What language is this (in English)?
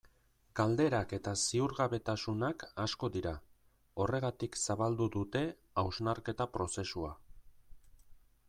Basque